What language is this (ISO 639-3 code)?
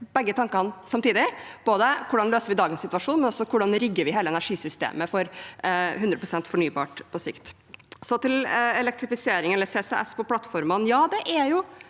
nor